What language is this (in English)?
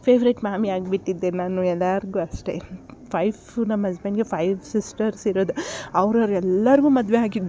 Kannada